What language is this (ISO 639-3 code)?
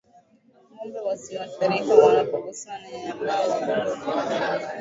swa